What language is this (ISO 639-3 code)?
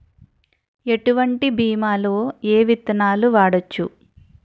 tel